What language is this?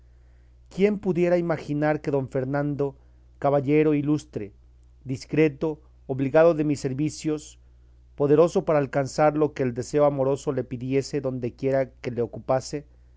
Spanish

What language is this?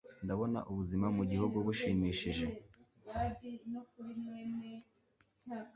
Kinyarwanda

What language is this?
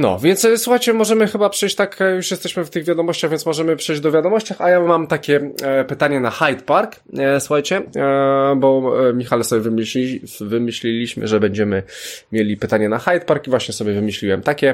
Polish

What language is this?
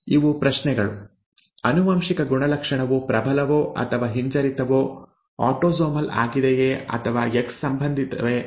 Kannada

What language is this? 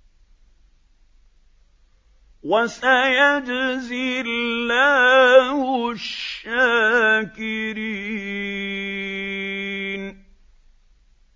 Arabic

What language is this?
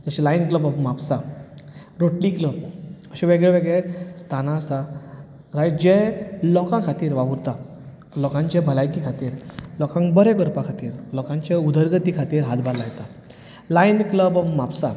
Konkani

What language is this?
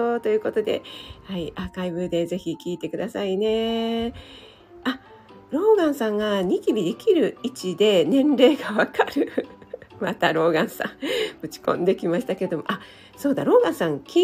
Japanese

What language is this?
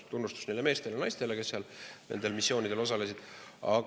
Estonian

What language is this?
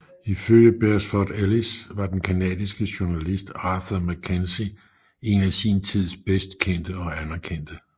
Danish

